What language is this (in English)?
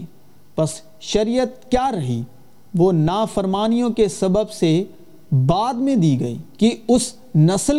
Urdu